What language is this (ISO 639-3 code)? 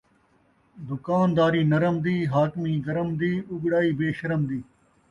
skr